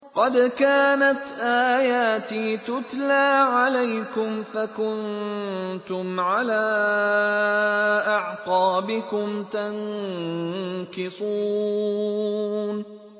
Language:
Arabic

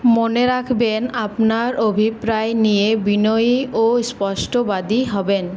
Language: Bangla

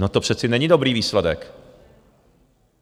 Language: Czech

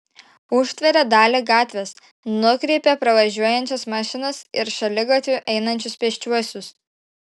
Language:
Lithuanian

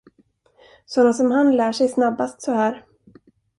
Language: Swedish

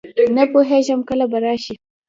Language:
Pashto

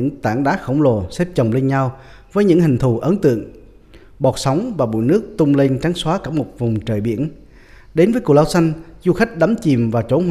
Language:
Vietnamese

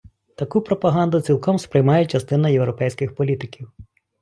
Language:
Ukrainian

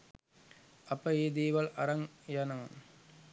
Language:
Sinhala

